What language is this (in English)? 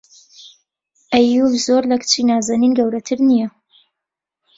Central Kurdish